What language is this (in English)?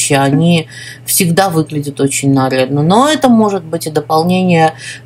Russian